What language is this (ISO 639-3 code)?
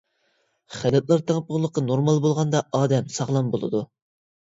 uig